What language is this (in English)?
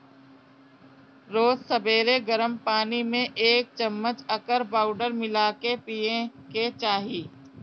Bhojpuri